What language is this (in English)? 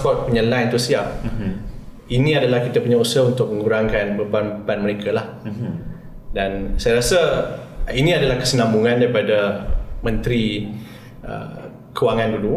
Malay